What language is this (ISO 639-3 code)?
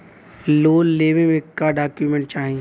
bho